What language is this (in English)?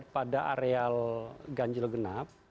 Indonesian